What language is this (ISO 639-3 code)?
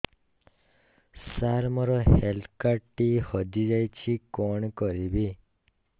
ori